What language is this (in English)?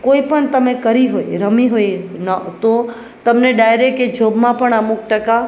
Gujarati